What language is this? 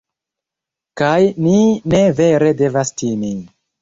Esperanto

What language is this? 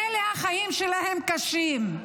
Hebrew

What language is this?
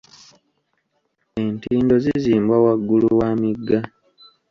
Ganda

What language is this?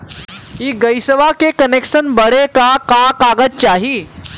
Bhojpuri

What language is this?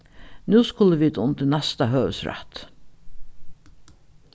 Faroese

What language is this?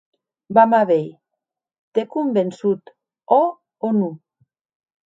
Occitan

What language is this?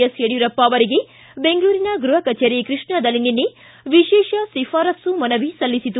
Kannada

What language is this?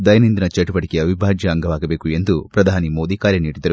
Kannada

